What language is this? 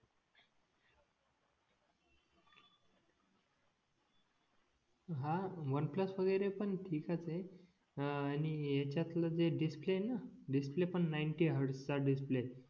Marathi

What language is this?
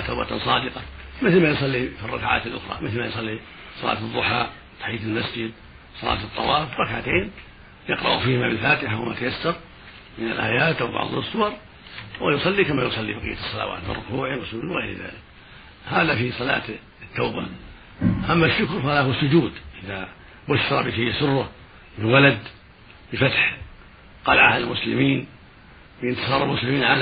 Arabic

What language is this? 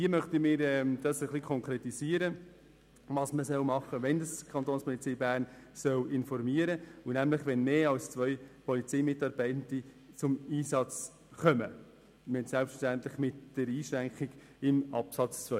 Swiss German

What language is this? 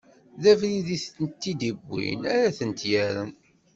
Kabyle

